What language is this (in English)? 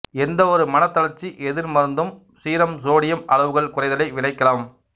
Tamil